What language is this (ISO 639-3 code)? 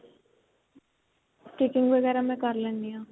pan